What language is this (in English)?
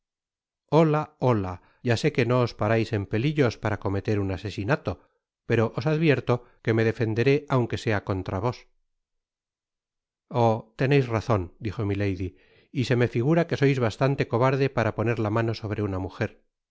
Spanish